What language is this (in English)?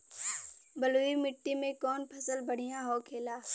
Bhojpuri